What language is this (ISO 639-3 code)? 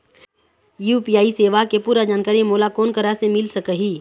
hne